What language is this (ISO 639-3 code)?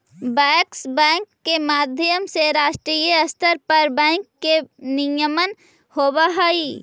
mag